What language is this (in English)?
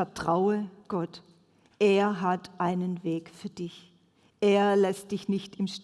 German